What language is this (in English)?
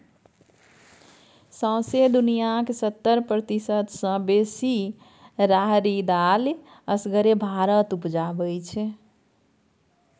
Maithili